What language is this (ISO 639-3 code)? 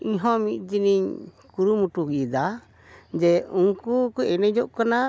sat